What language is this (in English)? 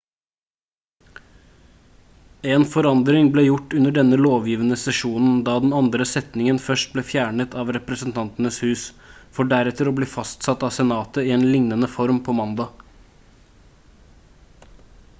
Norwegian Bokmål